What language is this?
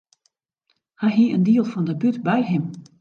Western Frisian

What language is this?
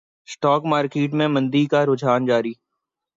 Urdu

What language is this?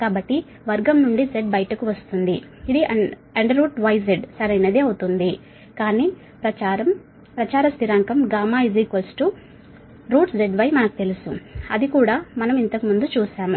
Telugu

